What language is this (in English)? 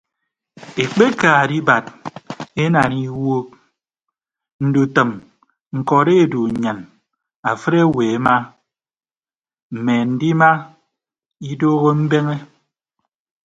Ibibio